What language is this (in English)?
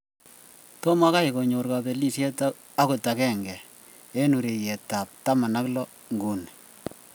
Kalenjin